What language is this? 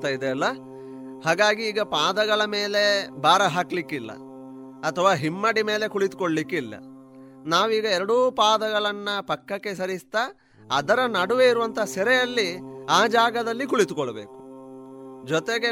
Kannada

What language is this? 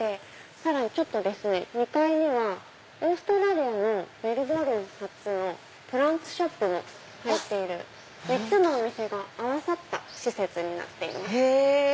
Japanese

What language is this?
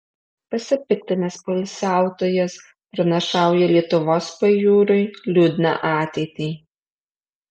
Lithuanian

